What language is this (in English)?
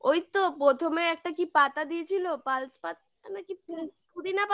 Bangla